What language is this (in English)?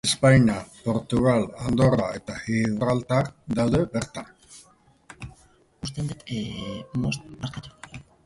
Basque